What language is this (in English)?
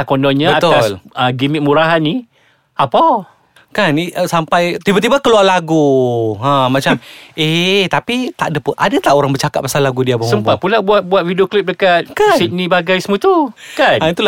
Malay